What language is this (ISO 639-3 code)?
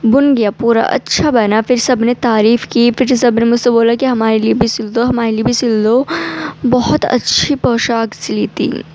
urd